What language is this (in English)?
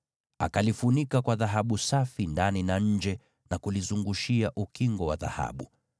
Swahili